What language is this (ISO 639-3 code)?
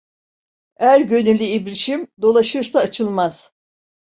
tur